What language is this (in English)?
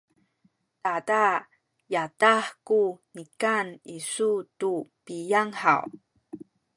Sakizaya